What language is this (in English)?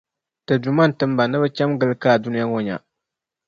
Dagbani